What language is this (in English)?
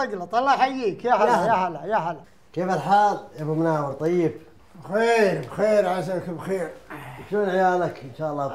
Arabic